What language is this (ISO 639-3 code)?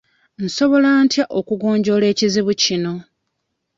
lug